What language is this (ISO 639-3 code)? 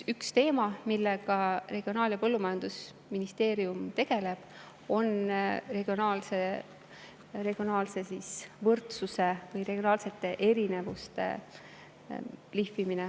est